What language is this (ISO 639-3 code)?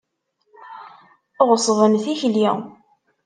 kab